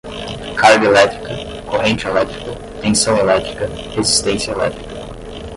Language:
Portuguese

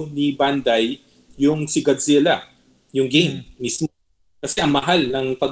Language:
Filipino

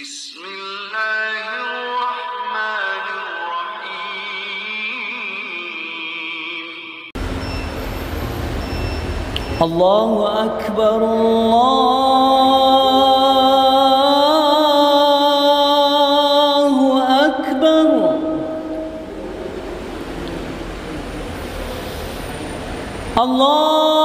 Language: Arabic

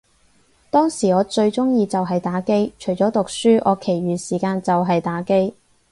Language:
Cantonese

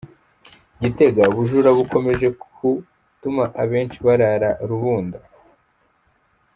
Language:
Kinyarwanda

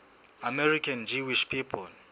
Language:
Southern Sotho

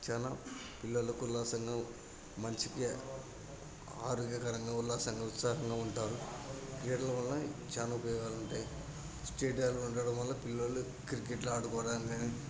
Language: Telugu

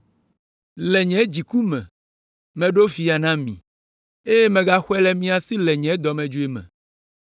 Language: Ewe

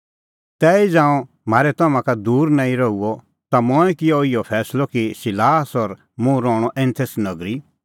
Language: Kullu Pahari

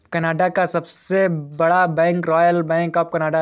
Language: Hindi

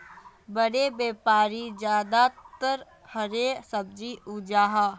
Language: Magahi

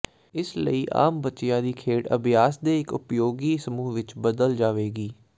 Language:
Punjabi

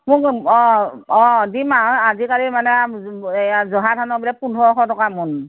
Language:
Assamese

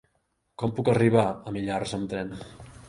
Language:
Catalan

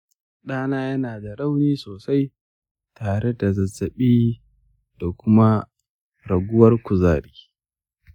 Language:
Hausa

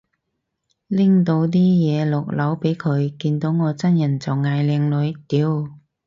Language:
Cantonese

